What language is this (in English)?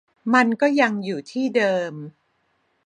Thai